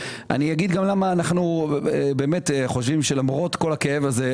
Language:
Hebrew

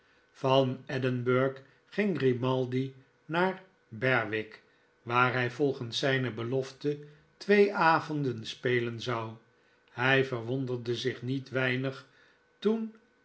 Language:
Dutch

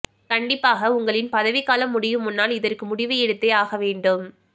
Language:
Tamil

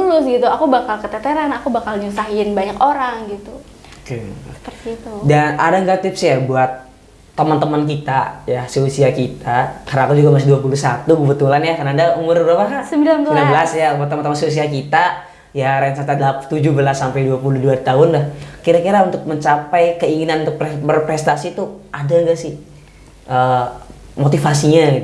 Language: Indonesian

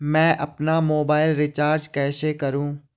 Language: Hindi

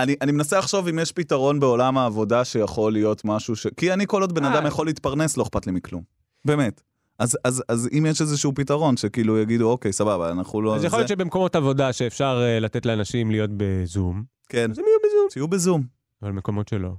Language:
Hebrew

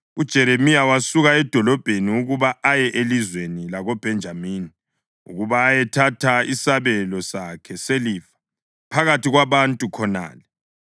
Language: North Ndebele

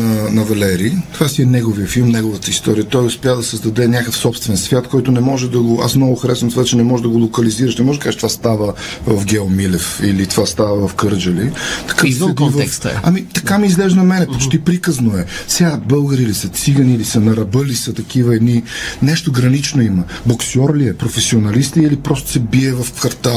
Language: Bulgarian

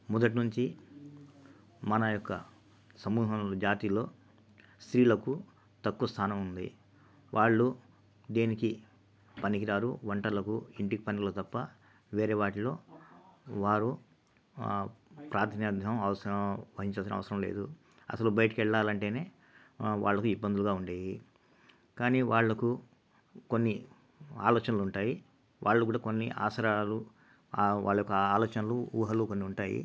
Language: Telugu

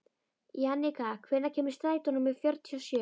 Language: Icelandic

